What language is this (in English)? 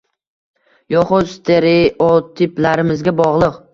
Uzbek